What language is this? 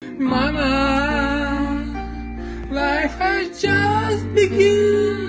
Russian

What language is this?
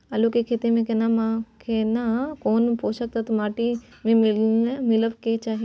Maithili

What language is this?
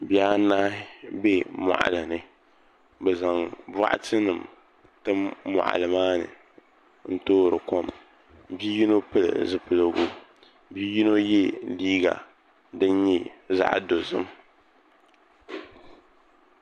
Dagbani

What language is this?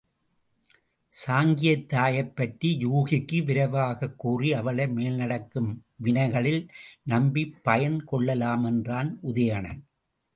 Tamil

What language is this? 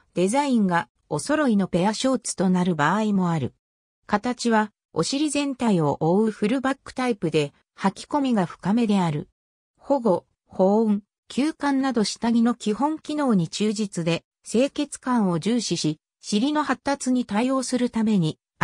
Japanese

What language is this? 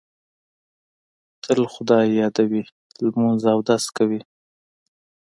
Pashto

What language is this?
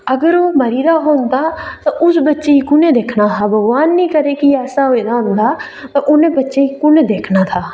Dogri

